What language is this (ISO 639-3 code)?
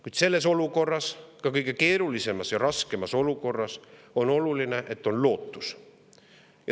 est